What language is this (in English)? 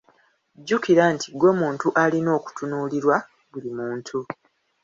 Ganda